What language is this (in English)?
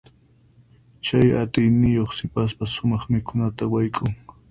Puno Quechua